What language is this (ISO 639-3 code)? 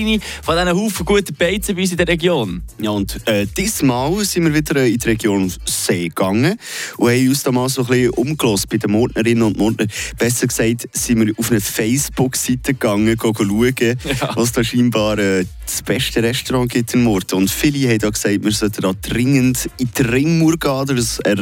deu